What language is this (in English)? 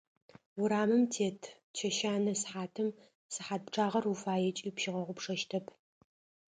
Adyghe